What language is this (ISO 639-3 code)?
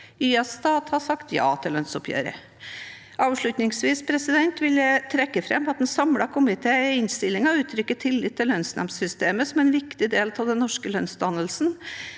nor